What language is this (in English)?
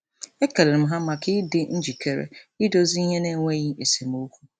Igbo